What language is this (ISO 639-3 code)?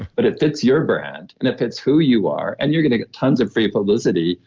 eng